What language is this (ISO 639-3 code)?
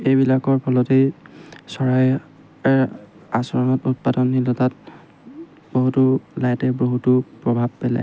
asm